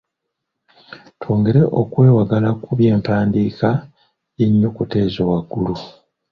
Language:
Ganda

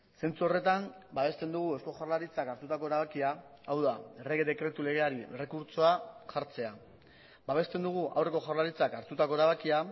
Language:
Basque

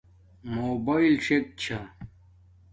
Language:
Domaaki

